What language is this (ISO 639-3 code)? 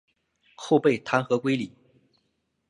zho